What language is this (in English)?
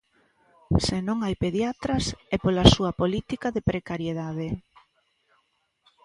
Galician